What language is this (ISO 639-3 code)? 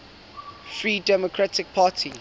eng